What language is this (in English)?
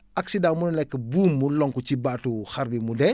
Wolof